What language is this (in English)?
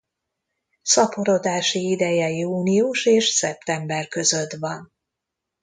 Hungarian